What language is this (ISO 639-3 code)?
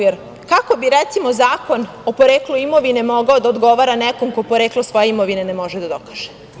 srp